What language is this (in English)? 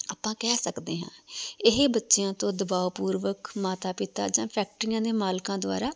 Punjabi